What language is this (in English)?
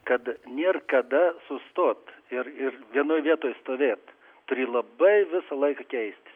Lithuanian